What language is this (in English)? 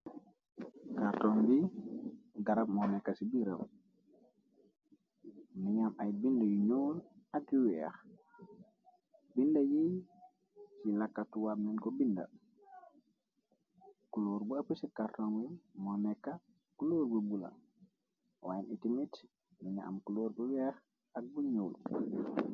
Wolof